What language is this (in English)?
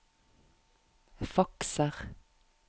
Norwegian